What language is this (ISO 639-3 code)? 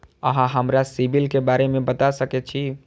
mai